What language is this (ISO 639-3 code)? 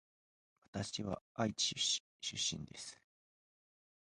jpn